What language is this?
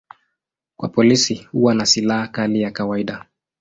Swahili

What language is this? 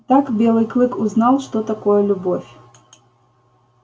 Russian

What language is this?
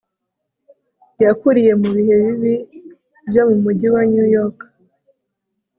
Kinyarwanda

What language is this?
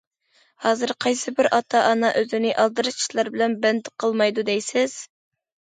Uyghur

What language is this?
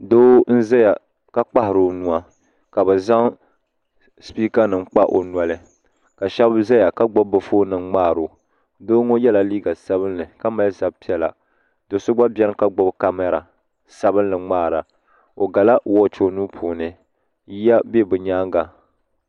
Dagbani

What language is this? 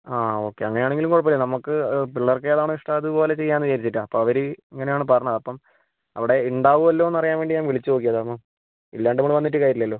Malayalam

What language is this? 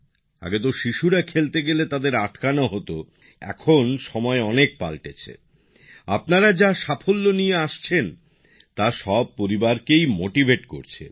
Bangla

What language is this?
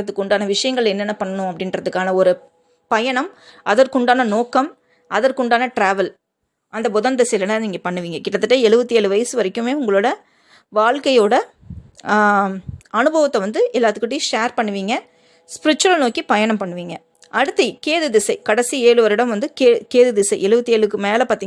Tamil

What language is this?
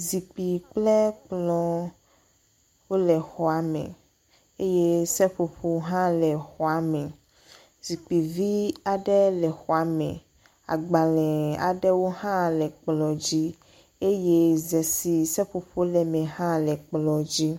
Ewe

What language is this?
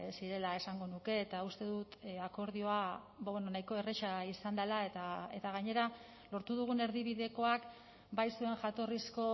Basque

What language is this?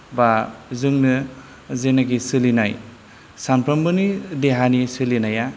Bodo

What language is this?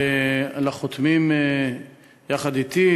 Hebrew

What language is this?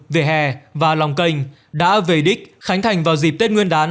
Vietnamese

